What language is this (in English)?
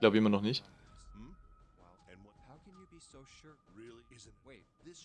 German